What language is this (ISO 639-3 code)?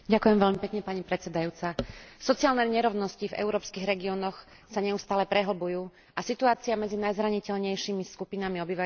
slk